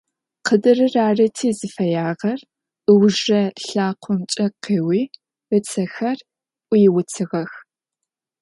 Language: Adyghe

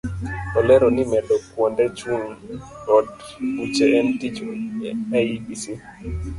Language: Luo (Kenya and Tanzania)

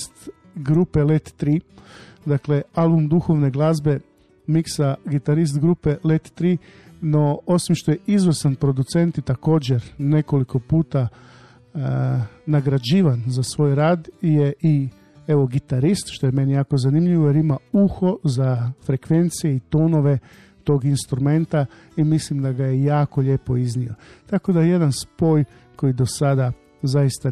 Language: Croatian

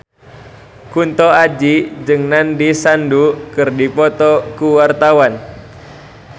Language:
Sundanese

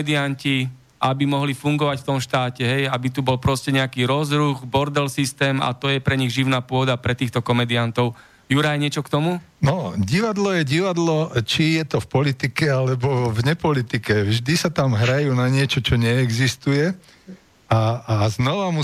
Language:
Slovak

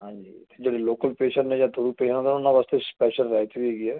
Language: Punjabi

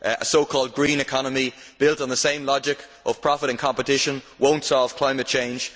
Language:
English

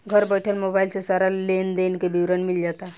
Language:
Bhojpuri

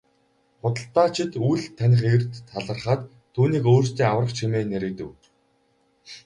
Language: Mongolian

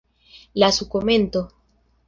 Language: Esperanto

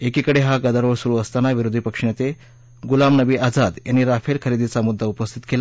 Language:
Marathi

